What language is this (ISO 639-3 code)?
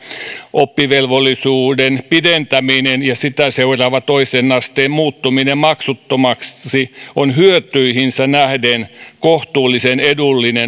fin